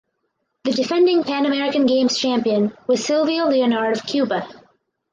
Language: English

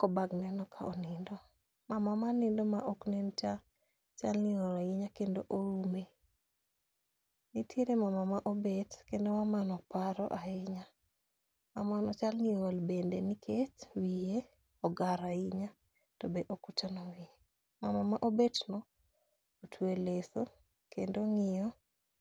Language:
Luo (Kenya and Tanzania)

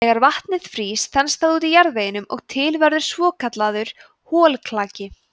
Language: Icelandic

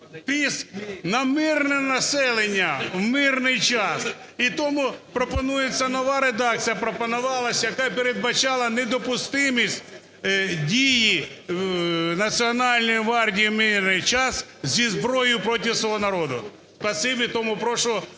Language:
Ukrainian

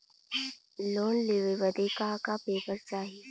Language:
Bhojpuri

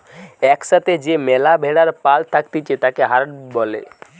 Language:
Bangla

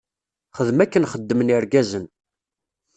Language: Kabyle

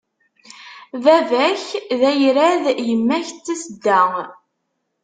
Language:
Kabyle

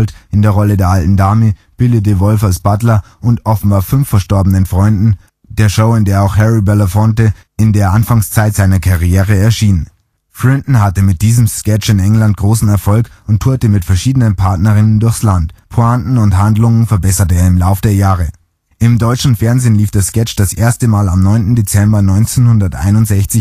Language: German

